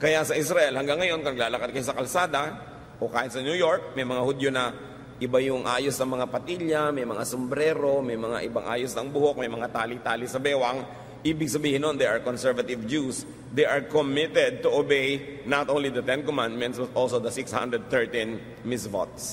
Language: Filipino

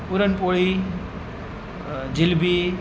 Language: Marathi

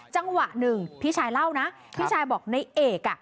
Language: Thai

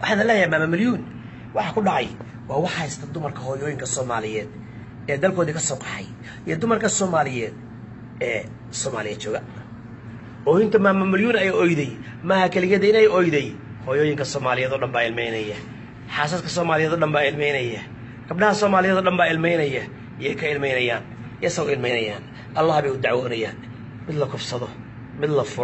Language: Arabic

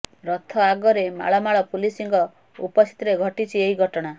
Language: Odia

